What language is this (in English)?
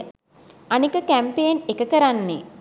Sinhala